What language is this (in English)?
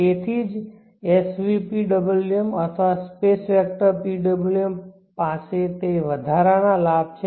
Gujarati